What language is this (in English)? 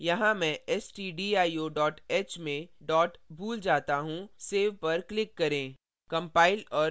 Hindi